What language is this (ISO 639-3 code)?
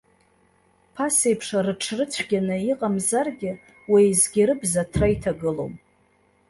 abk